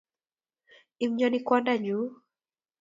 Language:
Kalenjin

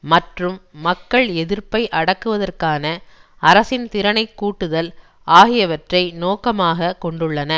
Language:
Tamil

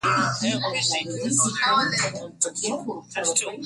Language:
Swahili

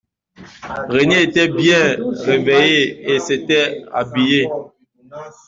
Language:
French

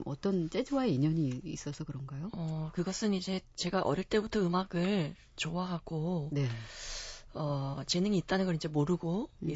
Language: Korean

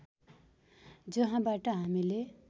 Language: Nepali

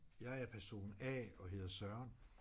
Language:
Danish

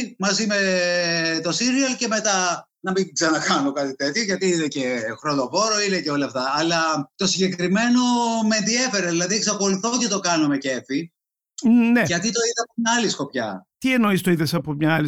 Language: Greek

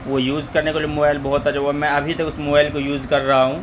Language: Urdu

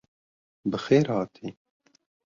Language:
Kurdish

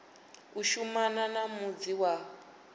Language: Venda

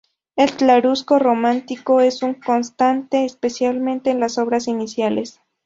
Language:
Spanish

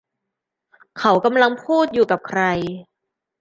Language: Thai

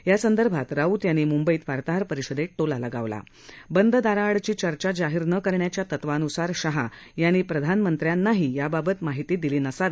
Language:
Marathi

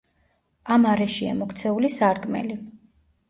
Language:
Georgian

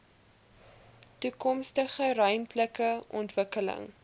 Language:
Afrikaans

